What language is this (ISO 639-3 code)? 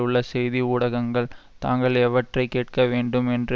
tam